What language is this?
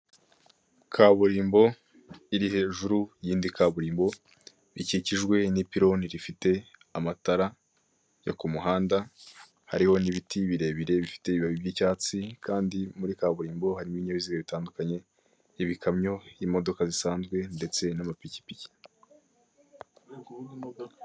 Kinyarwanda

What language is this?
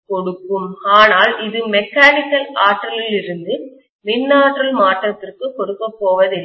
Tamil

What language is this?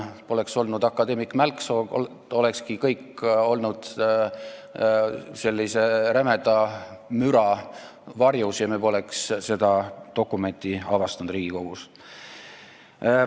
Estonian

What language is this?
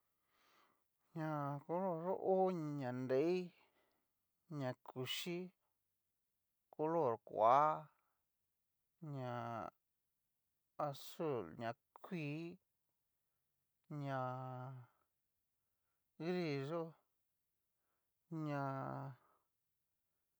Cacaloxtepec Mixtec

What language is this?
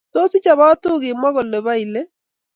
Kalenjin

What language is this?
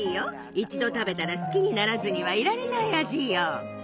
Japanese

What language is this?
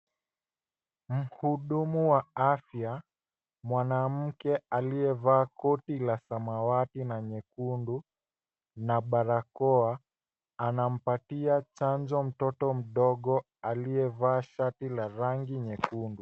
Swahili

